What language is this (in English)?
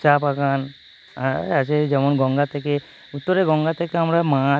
Bangla